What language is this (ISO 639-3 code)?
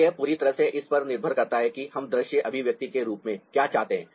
hin